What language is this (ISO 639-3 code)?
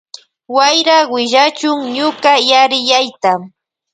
qvj